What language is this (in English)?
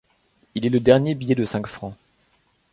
French